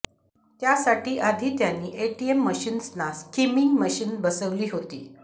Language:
Marathi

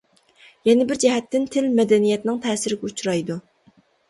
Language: Uyghur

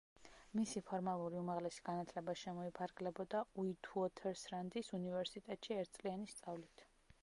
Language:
Georgian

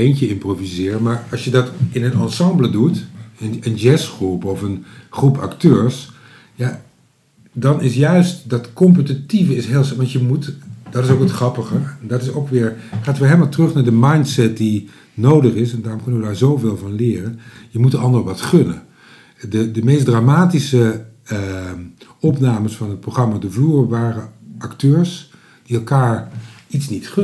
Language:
Dutch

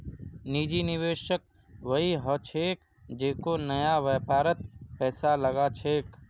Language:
Magahi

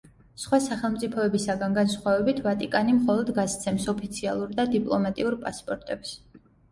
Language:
Georgian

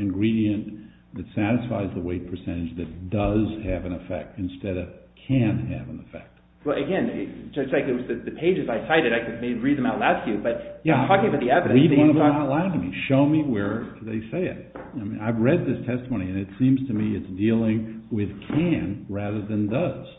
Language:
English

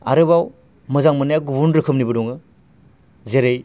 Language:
Bodo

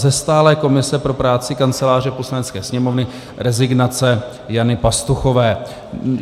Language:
Czech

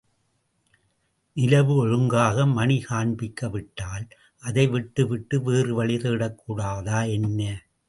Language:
Tamil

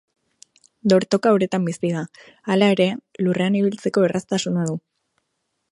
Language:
Basque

